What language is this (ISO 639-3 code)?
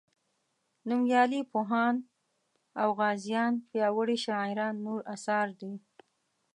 pus